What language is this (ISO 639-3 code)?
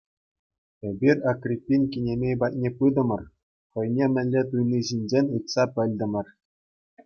chv